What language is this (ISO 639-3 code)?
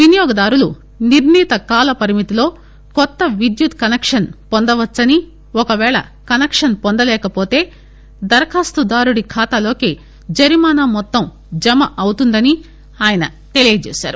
tel